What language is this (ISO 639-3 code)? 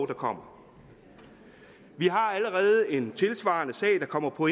dan